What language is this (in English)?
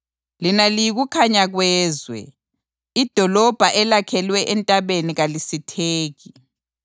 North Ndebele